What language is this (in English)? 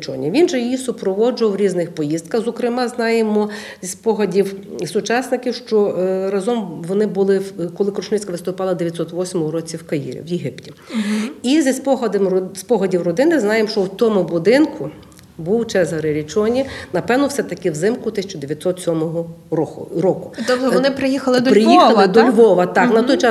Ukrainian